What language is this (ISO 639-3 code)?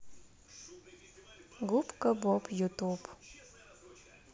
rus